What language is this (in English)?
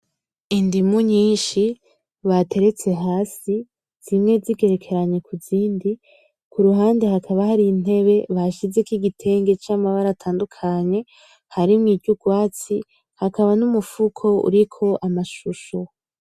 Rundi